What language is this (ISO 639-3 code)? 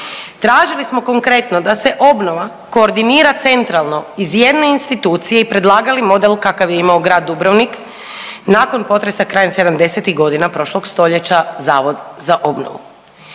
hrv